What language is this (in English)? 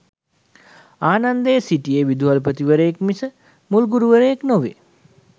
Sinhala